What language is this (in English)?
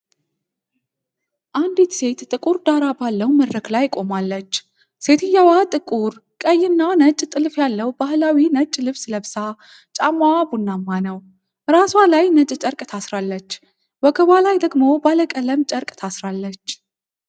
Amharic